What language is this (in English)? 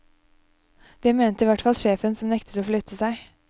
Norwegian